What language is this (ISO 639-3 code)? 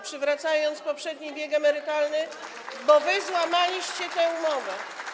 pol